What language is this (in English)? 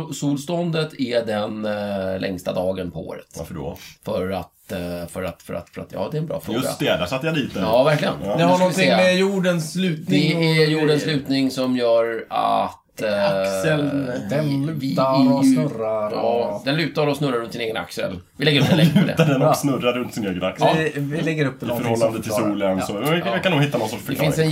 Swedish